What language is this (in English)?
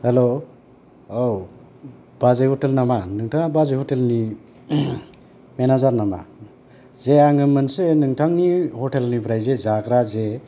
Bodo